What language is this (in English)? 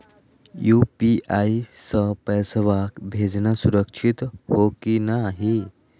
Magahi